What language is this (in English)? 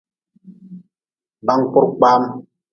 Nawdm